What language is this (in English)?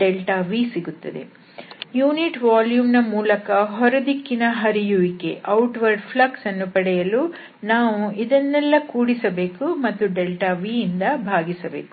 Kannada